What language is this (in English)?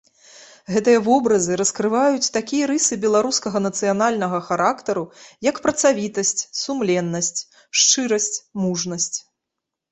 Belarusian